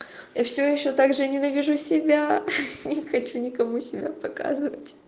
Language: Russian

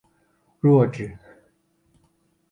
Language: Chinese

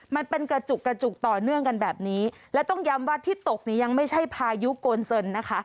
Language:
Thai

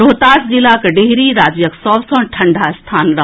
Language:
Maithili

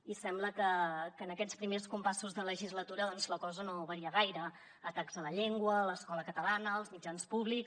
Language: Catalan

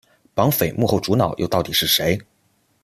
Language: Chinese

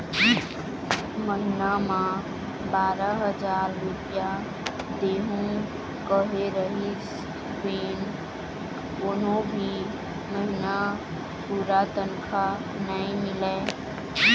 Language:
Chhattisgarhi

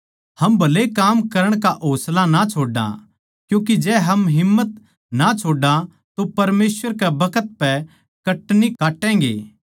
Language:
Haryanvi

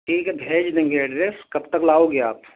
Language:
Urdu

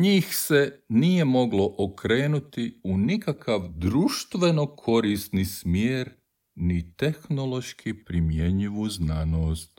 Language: Croatian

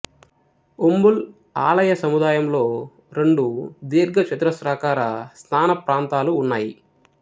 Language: Telugu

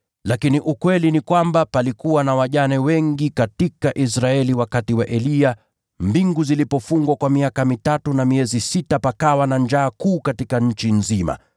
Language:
Swahili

